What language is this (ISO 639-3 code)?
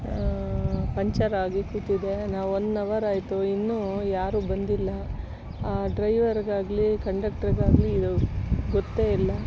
kan